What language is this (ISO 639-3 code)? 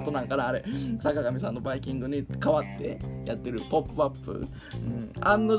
jpn